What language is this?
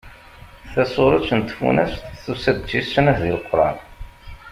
Kabyle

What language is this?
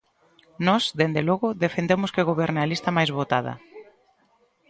Galician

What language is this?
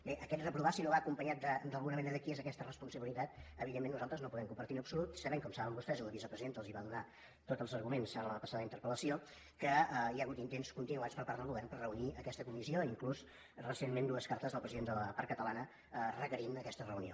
Catalan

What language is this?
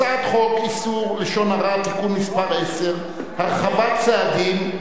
Hebrew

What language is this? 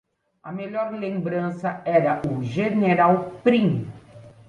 Portuguese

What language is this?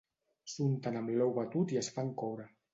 Catalan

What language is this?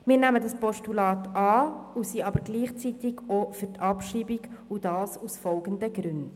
Swiss German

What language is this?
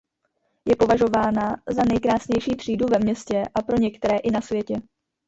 Czech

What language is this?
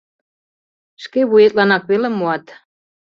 Mari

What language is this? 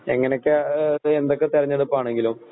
Malayalam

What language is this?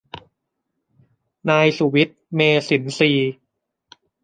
Thai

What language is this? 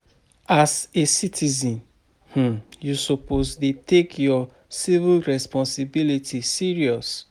Nigerian Pidgin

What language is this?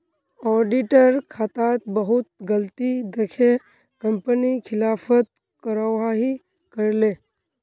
Magahi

